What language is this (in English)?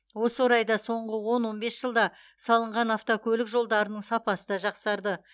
Kazakh